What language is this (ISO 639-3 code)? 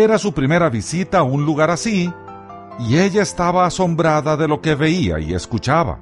spa